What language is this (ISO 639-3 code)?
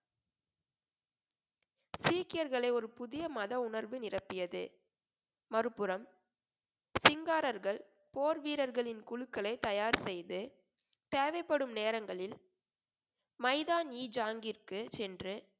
tam